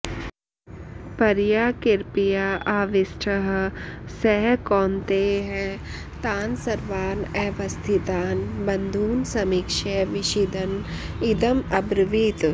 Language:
Sanskrit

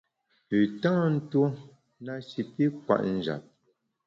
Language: Bamun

